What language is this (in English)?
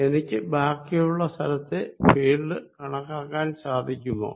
Malayalam